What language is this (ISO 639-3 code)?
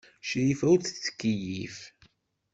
kab